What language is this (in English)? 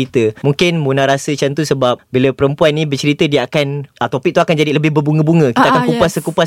Malay